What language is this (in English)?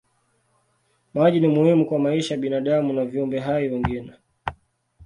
Swahili